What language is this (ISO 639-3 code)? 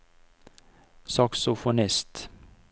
nor